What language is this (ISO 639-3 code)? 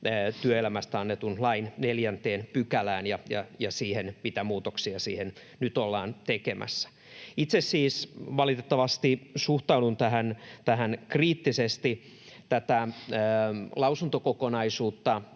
fin